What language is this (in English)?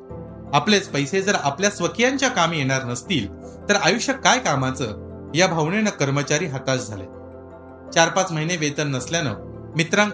Marathi